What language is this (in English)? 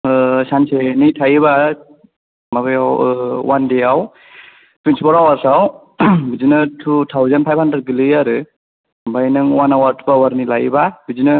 Bodo